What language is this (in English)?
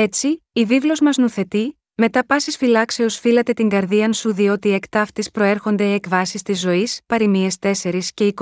Greek